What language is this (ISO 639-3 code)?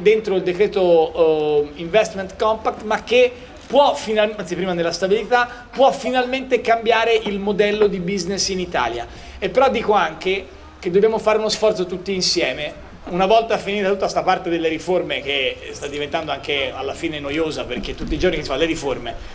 ita